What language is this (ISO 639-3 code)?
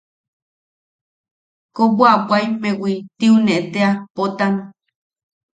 yaq